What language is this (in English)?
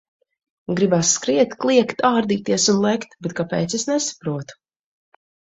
Latvian